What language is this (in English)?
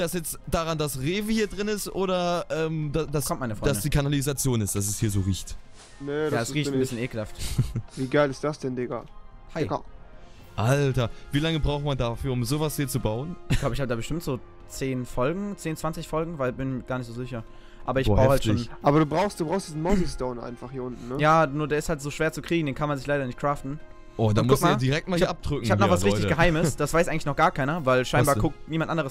German